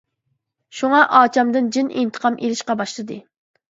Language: Uyghur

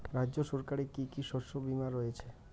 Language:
Bangla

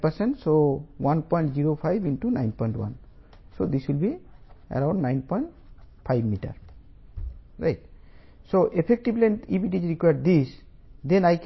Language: Telugu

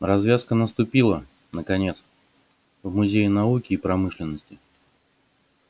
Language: Russian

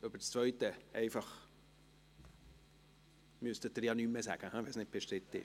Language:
Swiss German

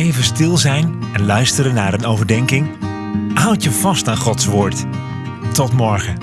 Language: Dutch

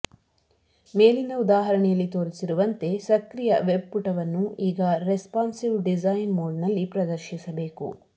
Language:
Kannada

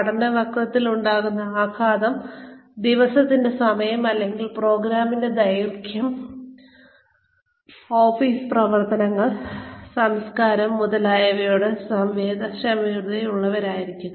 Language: Malayalam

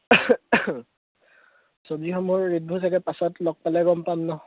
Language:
Assamese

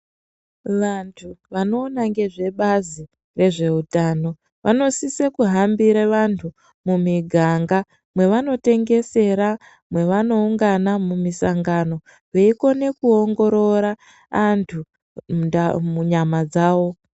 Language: Ndau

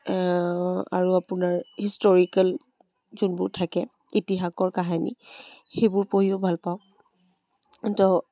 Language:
Assamese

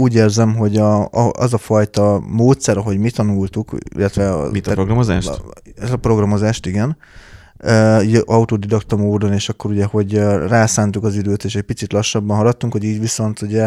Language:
Hungarian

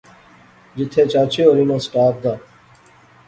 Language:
Pahari-Potwari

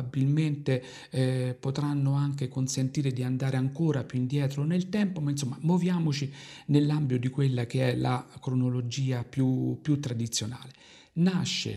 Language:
Italian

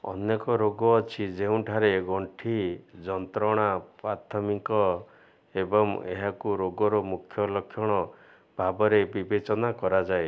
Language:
Odia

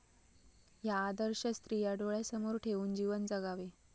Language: Marathi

